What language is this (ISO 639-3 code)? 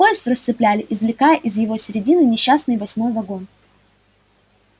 rus